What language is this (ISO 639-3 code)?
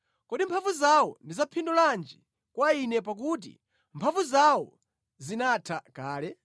nya